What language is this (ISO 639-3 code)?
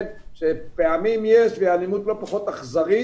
heb